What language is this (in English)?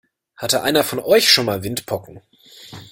German